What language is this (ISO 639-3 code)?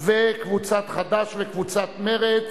heb